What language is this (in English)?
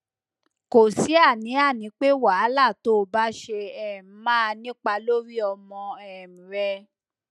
Yoruba